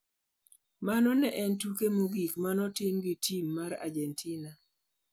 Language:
Luo (Kenya and Tanzania)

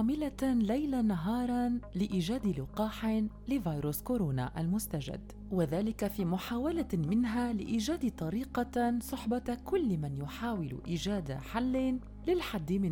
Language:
Arabic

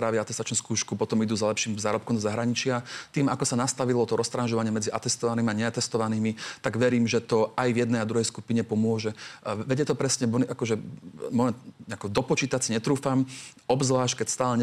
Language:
Slovak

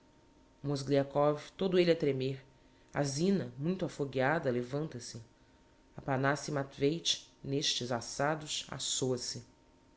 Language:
Portuguese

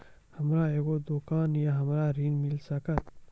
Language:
Maithili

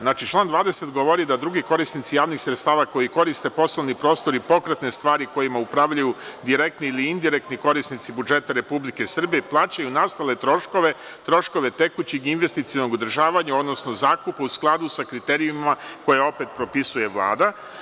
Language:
Serbian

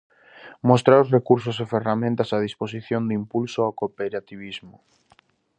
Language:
Galician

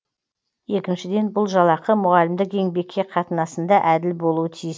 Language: Kazakh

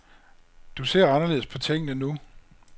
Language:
Danish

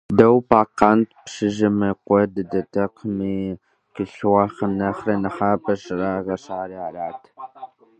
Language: Kabardian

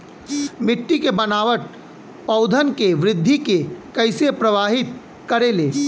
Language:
Bhojpuri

